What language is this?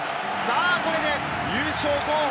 Japanese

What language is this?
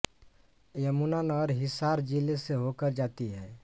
Hindi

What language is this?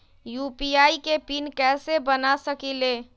Magahi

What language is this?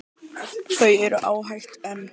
Icelandic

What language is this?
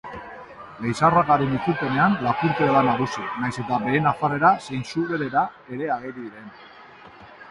Basque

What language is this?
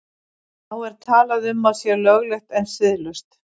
Icelandic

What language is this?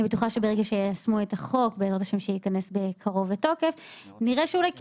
Hebrew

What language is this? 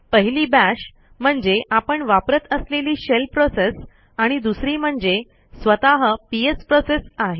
Marathi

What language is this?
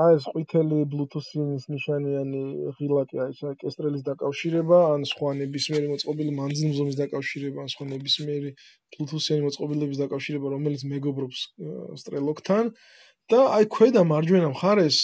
Romanian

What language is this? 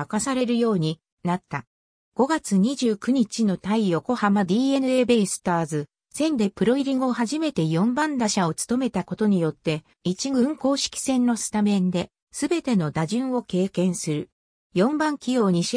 Japanese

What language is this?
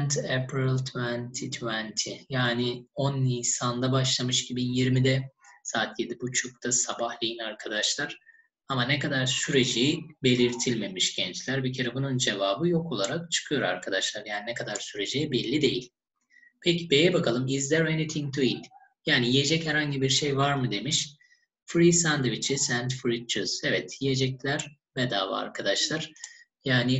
Turkish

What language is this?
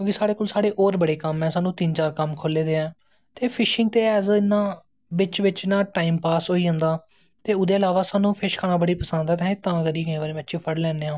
Dogri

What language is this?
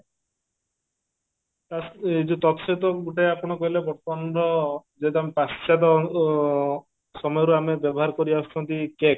Odia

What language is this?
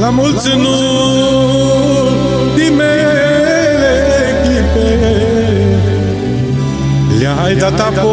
Greek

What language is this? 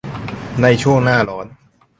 Thai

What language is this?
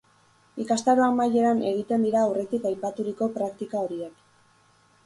Basque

